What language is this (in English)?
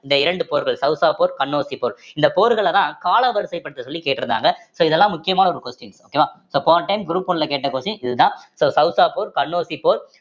Tamil